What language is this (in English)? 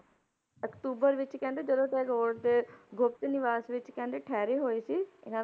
Punjabi